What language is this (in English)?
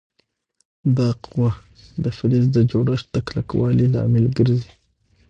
Pashto